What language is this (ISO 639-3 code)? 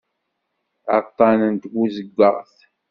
kab